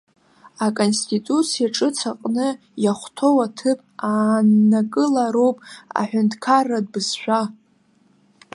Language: Abkhazian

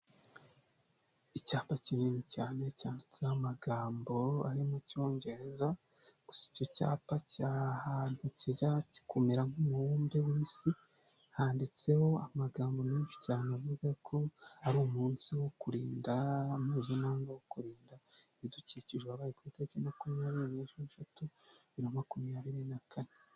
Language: Kinyarwanda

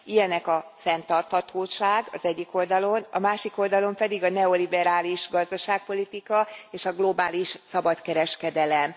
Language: Hungarian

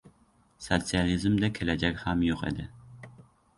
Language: Uzbek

